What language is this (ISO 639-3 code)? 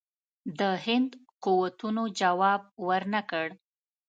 pus